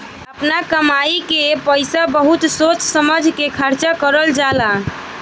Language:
Bhojpuri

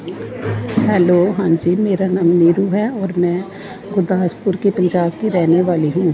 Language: Punjabi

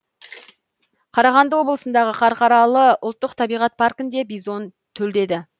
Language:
Kazakh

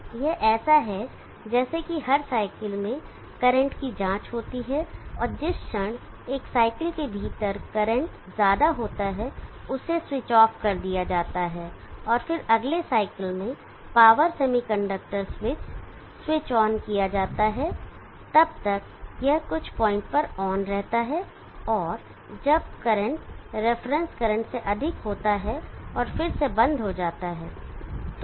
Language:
Hindi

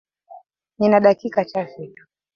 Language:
Swahili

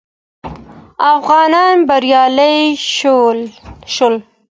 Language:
Pashto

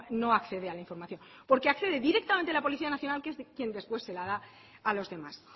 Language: Spanish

